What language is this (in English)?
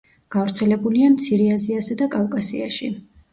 Georgian